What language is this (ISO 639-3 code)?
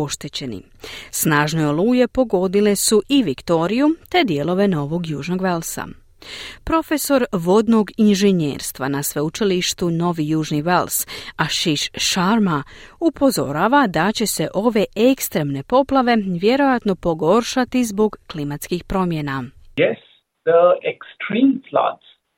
hrv